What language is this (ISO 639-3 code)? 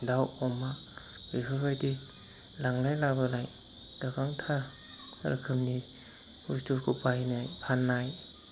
brx